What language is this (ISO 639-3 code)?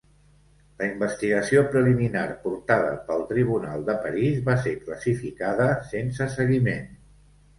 cat